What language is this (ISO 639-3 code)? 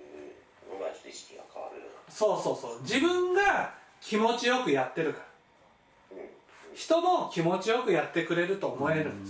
jpn